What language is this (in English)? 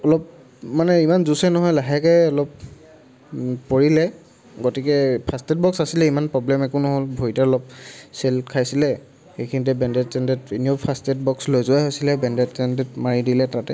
Assamese